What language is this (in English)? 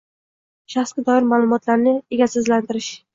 Uzbek